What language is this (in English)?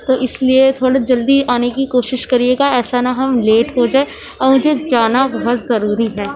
Urdu